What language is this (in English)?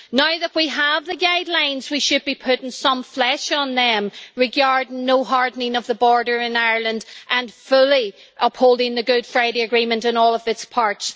English